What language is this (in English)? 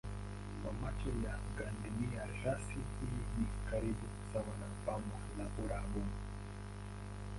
Swahili